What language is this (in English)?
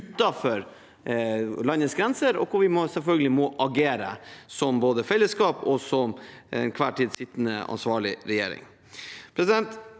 Norwegian